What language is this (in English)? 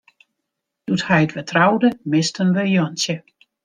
Western Frisian